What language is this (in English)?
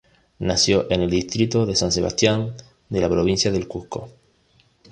Spanish